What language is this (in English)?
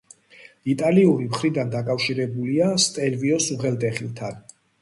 Georgian